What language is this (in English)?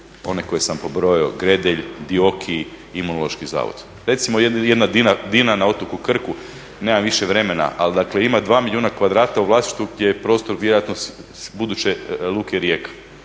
Croatian